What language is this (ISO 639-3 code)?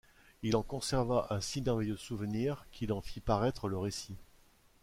fra